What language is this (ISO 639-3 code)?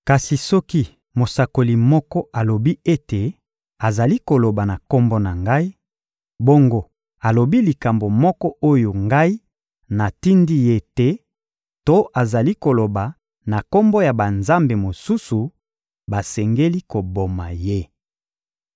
lin